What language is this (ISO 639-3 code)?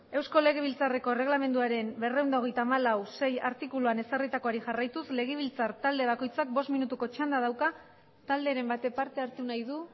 eus